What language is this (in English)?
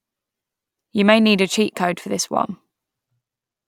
English